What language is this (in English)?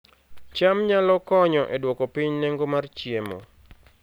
Luo (Kenya and Tanzania)